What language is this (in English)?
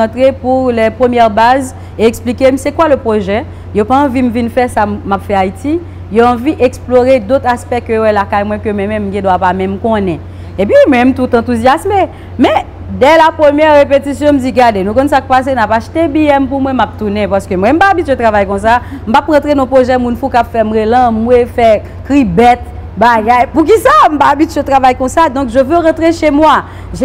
French